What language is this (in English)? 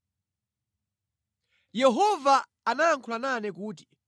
Nyanja